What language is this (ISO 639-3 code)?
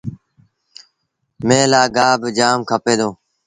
sbn